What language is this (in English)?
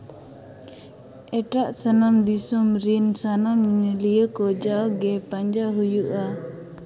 Santali